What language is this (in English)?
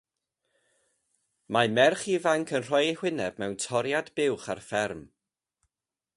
Welsh